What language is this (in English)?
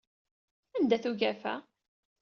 Kabyle